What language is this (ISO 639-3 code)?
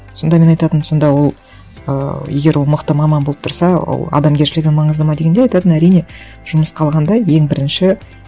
kaz